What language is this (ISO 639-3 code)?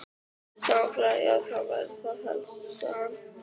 isl